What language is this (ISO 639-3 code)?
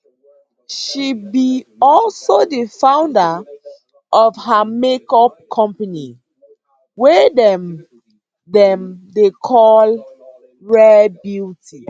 pcm